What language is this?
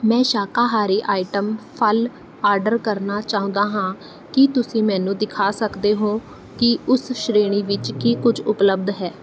Punjabi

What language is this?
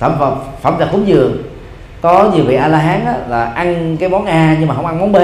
Vietnamese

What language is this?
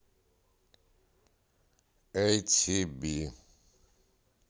Russian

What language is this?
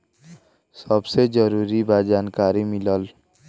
Bhojpuri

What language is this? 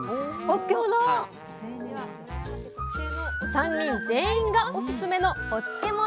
Japanese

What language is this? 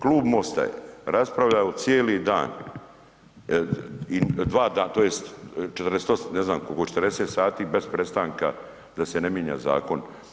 Croatian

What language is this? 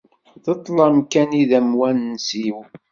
Kabyle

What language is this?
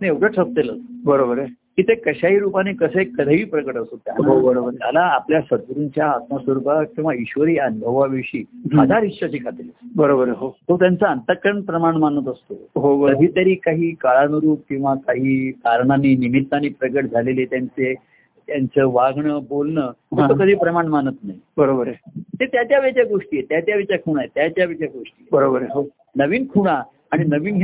Marathi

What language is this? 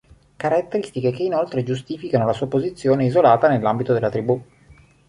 Italian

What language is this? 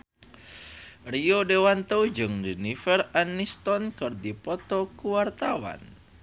Sundanese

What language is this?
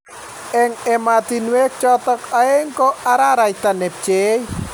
Kalenjin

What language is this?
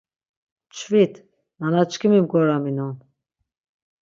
Laz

